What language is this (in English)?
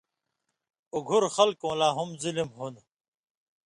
Indus Kohistani